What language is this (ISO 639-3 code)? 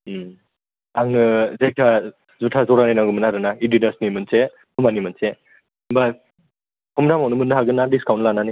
brx